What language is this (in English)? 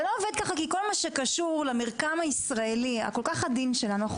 Hebrew